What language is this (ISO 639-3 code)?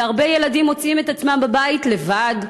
heb